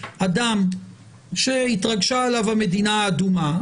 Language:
Hebrew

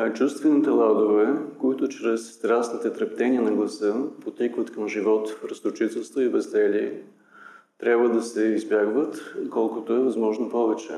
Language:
Bulgarian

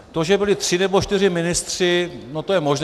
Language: Czech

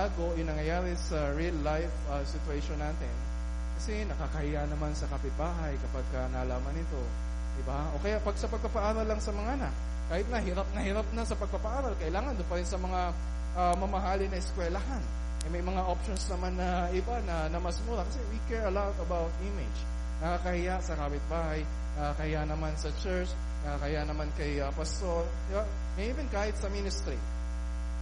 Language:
Filipino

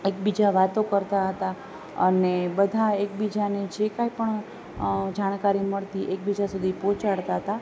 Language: Gujarati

